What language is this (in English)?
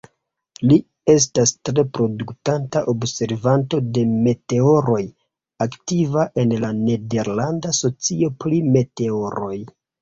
Esperanto